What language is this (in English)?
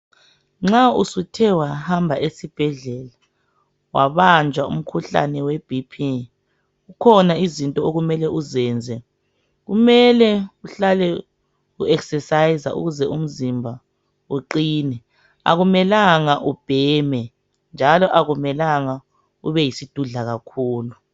North Ndebele